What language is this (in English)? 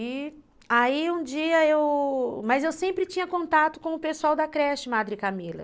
Portuguese